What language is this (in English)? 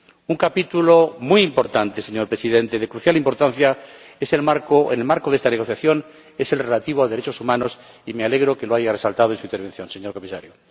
Spanish